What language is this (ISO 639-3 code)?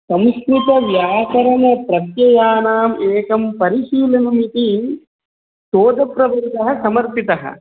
san